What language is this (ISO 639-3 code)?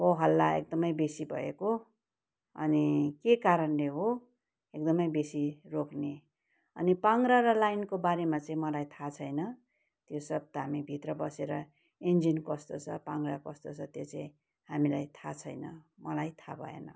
nep